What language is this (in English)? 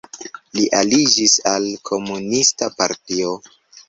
Esperanto